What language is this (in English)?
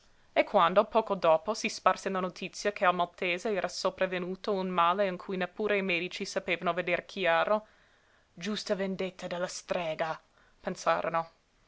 Italian